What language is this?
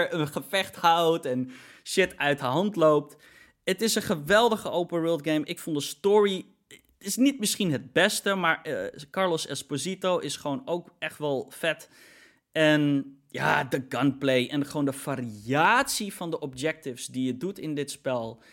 Dutch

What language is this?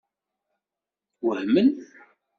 Kabyle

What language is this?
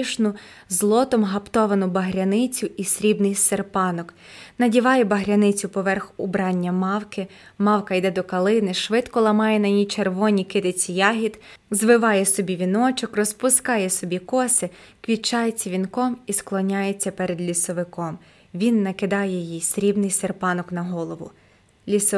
Ukrainian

